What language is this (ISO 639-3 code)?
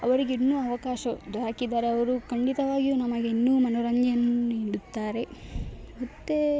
kan